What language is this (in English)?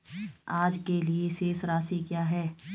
Hindi